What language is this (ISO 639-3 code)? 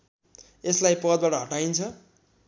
nep